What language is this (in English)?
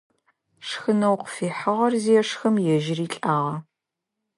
Adyghe